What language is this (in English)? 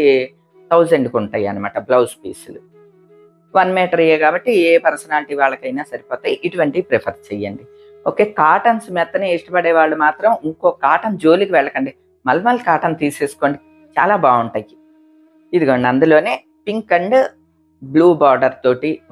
Telugu